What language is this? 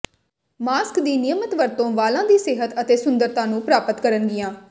Punjabi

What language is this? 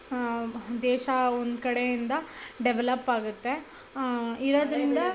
Kannada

